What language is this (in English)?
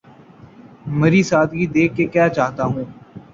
Urdu